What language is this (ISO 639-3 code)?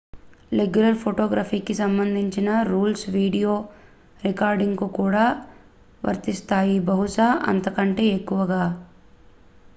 tel